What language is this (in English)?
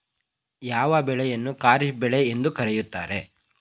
Kannada